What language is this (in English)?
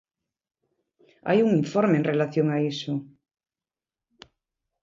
Galician